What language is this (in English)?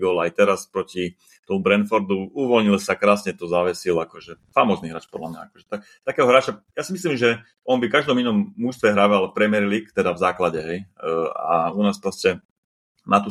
Slovak